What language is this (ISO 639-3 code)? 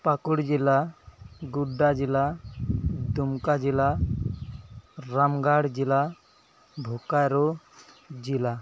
sat